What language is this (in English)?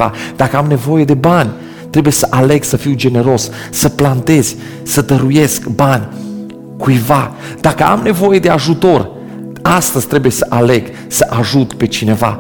Romanian